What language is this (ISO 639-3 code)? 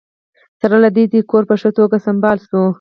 pus